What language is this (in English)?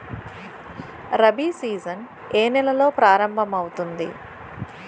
Telugu